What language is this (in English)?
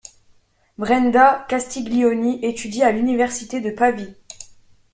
French